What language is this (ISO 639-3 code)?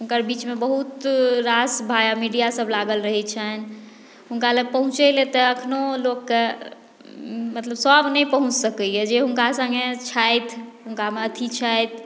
mai